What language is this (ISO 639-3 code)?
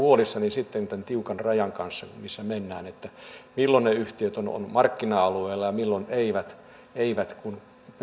fin